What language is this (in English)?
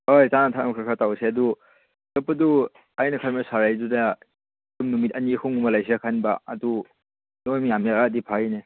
Manipuri